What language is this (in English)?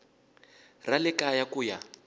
Tsonga